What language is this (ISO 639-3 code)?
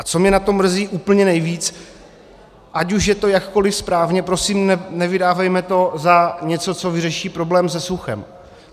ces